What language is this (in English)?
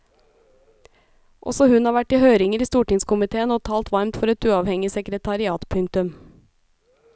Norwegian